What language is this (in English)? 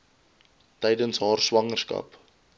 Afrikaans